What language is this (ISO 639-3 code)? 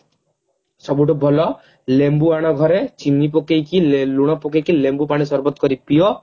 ori